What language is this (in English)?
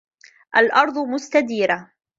Arabic